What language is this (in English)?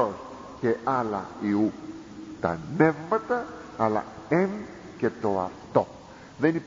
Greek